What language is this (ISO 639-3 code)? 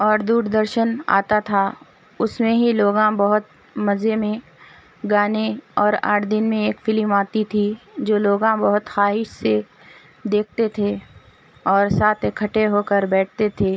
urd